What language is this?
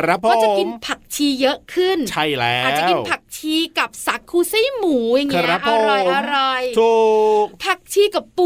Thai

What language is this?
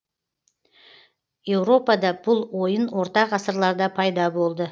Kazakh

